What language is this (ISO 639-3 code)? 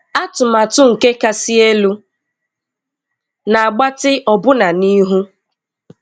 ibo